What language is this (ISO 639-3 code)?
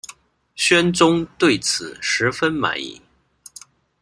zho